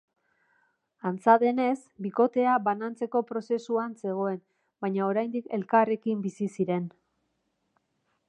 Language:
Basque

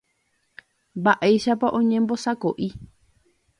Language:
Guarani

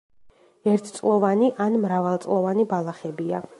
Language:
Georgian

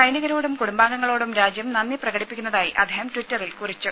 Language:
Malayalam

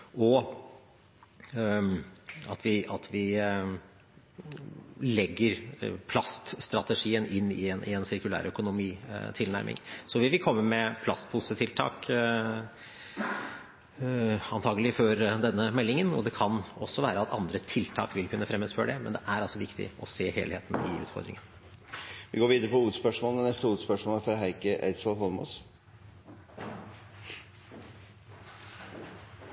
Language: Norwegian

